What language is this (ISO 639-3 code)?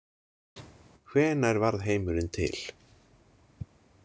isl